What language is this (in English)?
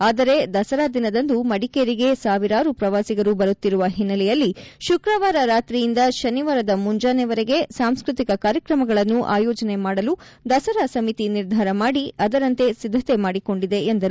Kannada